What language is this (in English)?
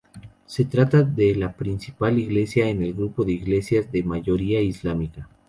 Spanish